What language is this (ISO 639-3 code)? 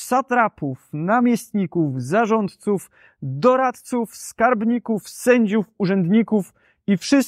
pol